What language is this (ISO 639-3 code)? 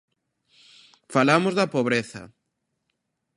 glg